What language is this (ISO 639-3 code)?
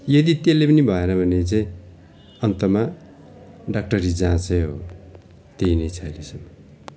nep